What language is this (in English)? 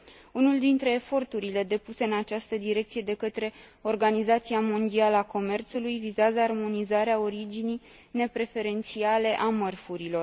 Romanian